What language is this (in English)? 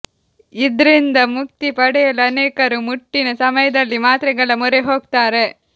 Kannada